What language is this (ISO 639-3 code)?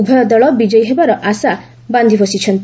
ori